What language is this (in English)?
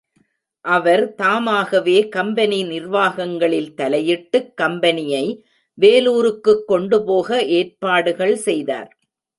Tamil